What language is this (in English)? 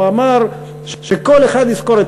Hebrew